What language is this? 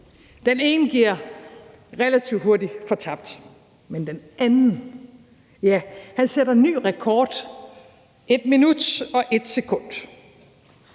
Danish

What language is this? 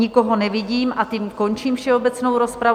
Czech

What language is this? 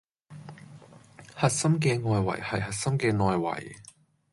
Cantonese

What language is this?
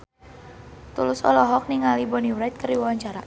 Sundanese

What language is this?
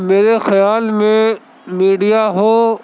Urdu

